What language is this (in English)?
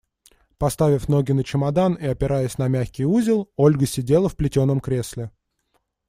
Russian